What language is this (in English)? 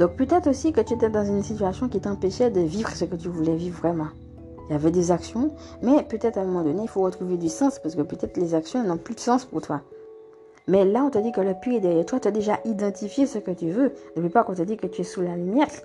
French